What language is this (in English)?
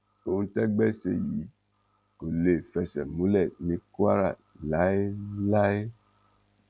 Yoruba